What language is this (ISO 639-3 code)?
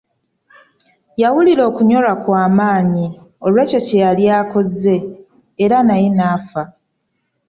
lug